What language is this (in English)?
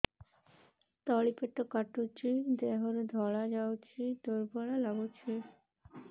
Odia